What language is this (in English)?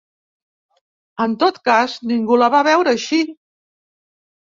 Catalan